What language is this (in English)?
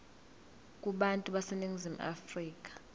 Zulu